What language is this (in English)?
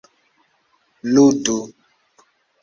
Esperanto